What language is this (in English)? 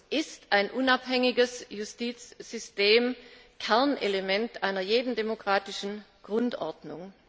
German